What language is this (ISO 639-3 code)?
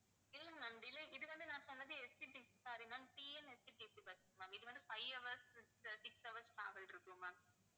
tam